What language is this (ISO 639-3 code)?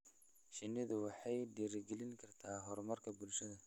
som